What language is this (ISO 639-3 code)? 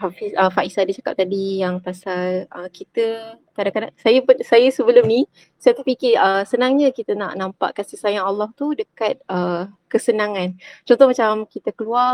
msa